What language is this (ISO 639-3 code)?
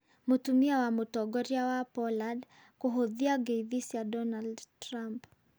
kik